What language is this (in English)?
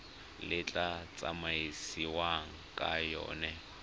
Tswana